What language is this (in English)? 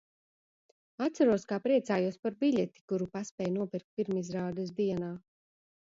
Latvian